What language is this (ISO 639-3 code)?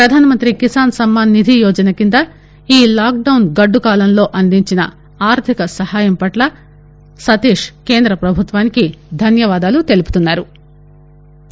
tel